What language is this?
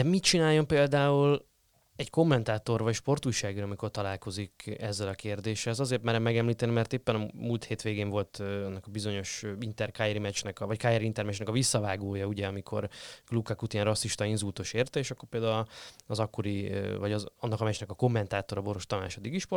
Hungarian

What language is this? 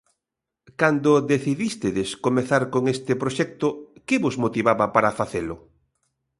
Galician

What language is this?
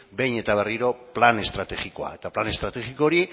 Basque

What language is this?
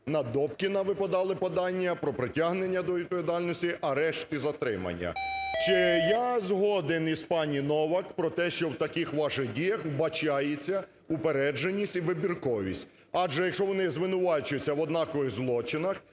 Ukrainian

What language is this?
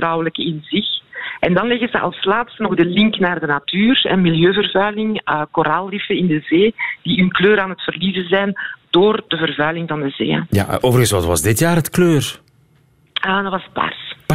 Dutch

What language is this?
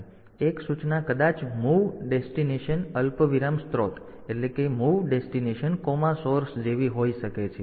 Gujarati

